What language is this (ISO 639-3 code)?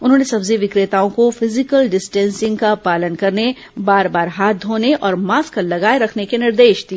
hin